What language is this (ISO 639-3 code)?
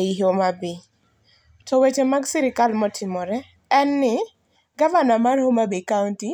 luo